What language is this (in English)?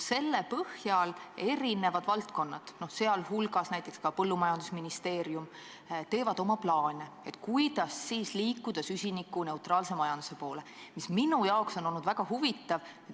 Estonian